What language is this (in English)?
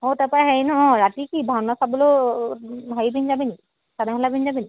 Assamese